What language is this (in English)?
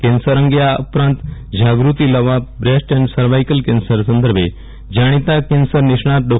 Gujarati